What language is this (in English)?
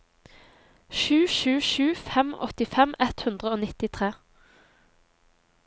Norwegian